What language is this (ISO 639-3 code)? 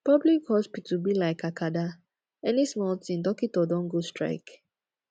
pcm